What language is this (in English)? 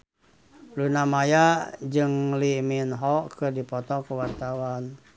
Sundanese